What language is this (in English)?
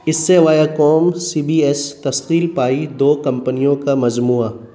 Urdu